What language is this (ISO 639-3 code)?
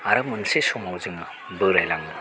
brx